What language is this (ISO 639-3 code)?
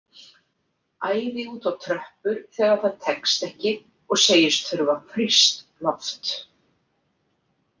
isl